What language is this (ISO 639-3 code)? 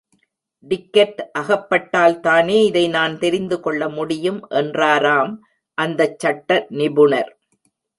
tam